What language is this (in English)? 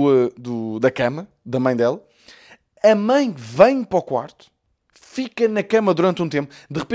Portuguese